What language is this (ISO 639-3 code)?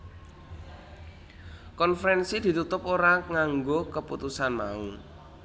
jav